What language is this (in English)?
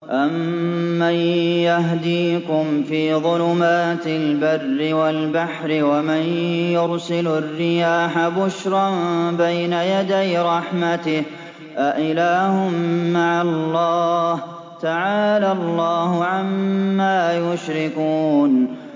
Arabic